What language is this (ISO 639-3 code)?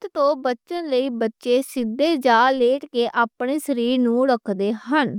lah